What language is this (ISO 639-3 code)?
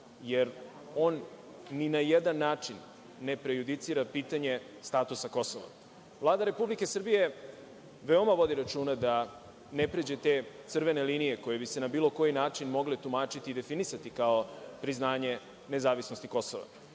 srp